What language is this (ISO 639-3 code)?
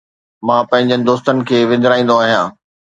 snd